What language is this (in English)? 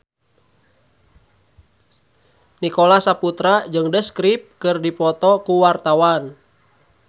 Sundanese